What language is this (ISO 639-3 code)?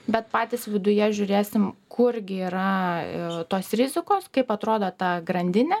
lit